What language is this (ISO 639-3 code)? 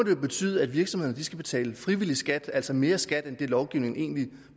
dan